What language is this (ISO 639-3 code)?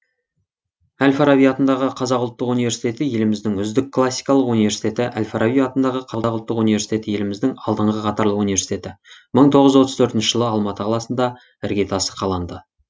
kaz